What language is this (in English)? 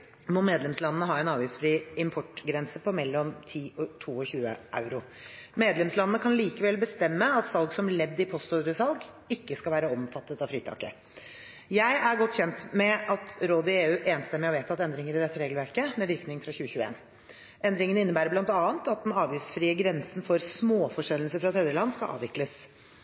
Norwegian Bokmål